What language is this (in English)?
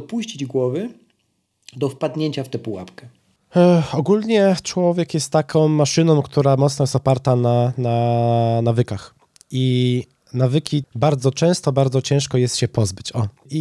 Polish